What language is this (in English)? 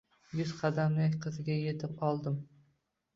Uzbek